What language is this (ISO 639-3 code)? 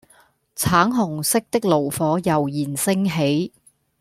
yue